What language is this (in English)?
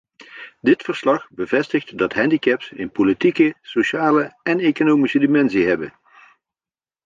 Dutch